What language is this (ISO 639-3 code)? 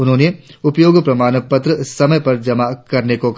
hin